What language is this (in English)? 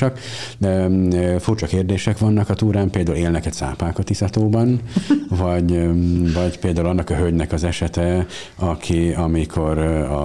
Hungarian